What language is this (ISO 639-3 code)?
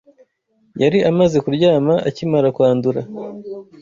kin